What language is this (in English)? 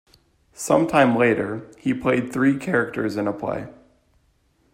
English